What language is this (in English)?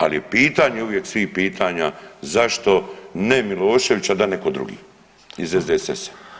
Croatian